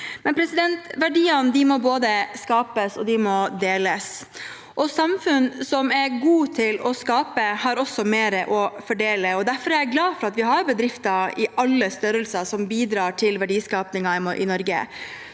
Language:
Norwegian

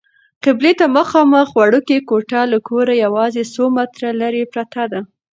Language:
Pashto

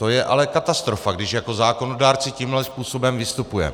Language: Czech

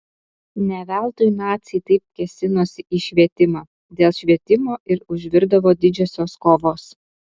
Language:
Lithuanian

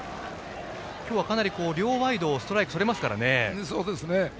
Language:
Japanese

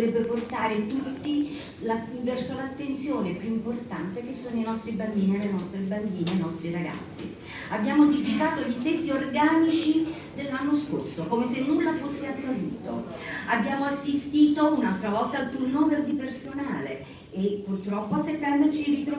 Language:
Italian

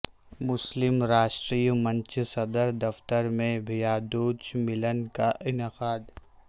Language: Urdu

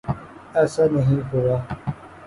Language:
Urdu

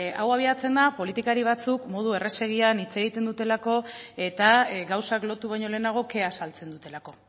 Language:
Basque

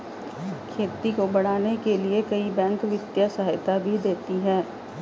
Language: Hindi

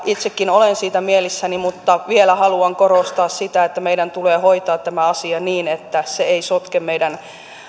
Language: Finnish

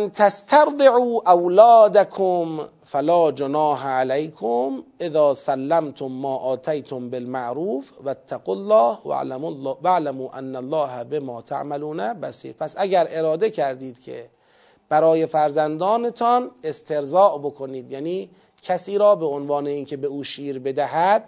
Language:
Persian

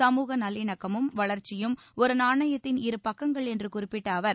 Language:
Tamil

